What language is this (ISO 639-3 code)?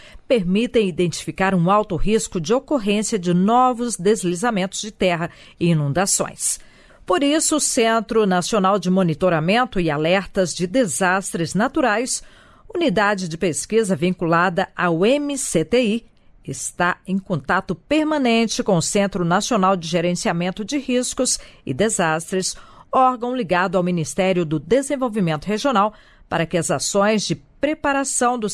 por